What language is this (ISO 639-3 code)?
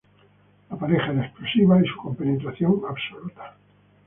spa